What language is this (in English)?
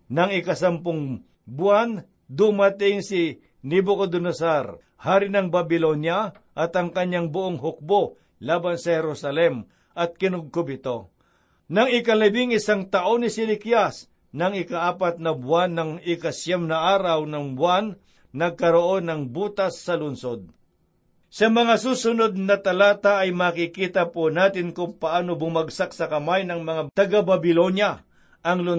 Filipino